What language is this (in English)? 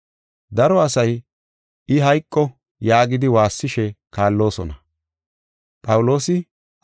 Gofa